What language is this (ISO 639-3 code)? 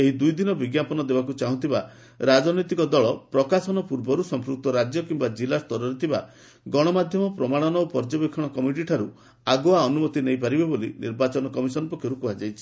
ori